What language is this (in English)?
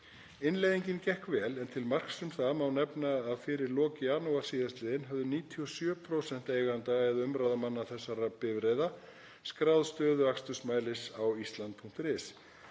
Icelandic